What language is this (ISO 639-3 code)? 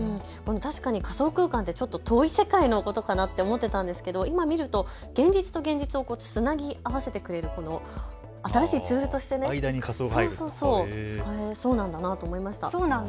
jpn